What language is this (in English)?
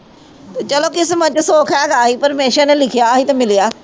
Punjabi